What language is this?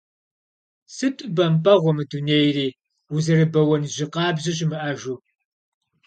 Kabardian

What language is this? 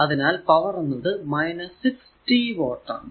Malayalam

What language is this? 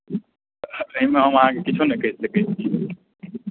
Maithili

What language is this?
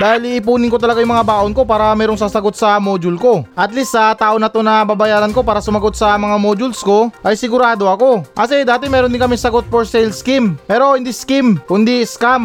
Filipino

